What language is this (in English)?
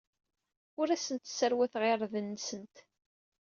Kabyle